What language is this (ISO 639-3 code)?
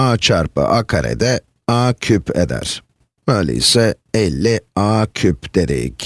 tur